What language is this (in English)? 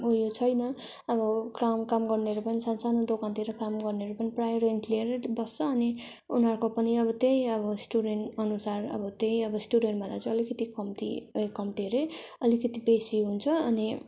Nepali